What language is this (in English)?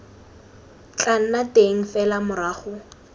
Tswana